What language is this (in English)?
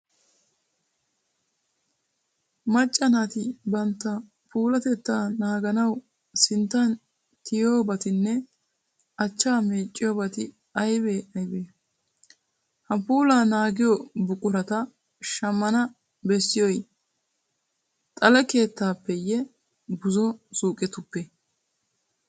Wolaytta